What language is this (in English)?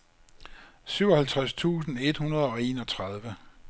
Danish